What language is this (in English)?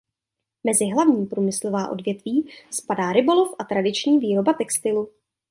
Czech